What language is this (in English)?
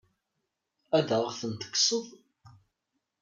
Kabyle